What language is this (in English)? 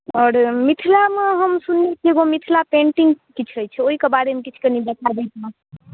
Maithili